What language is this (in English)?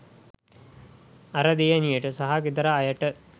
Sinhala